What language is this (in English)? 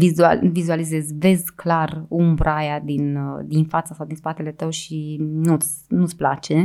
Romanian